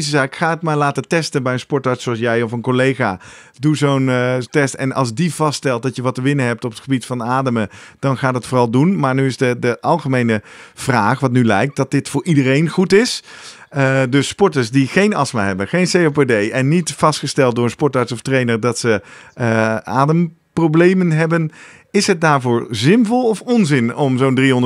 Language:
Dutch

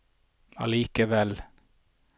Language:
Norwegian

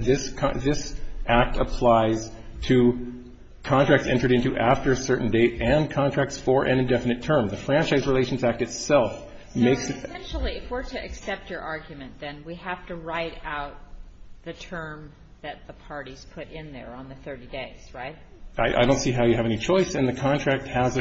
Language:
English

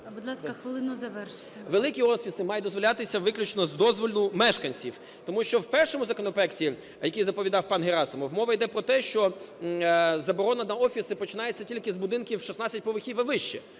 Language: Ukrainian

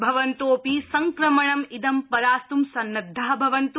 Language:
Sanskrit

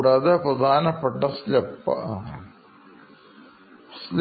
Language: Malayalam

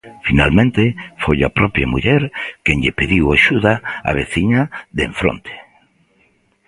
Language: Galician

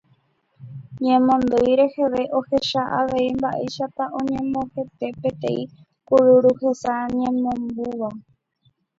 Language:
Guarani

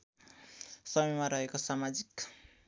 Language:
Nepali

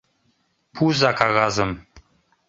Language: Mari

